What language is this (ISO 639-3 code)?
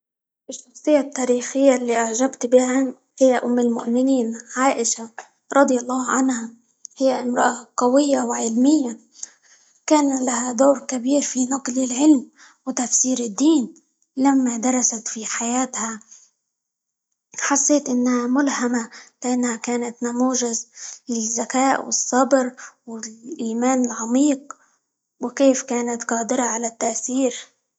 ayl